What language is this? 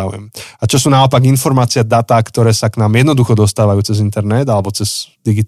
Slovak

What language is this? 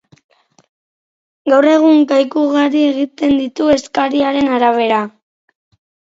Basque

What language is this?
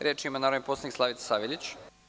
Serbian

